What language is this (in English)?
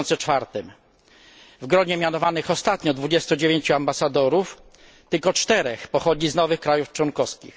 Polish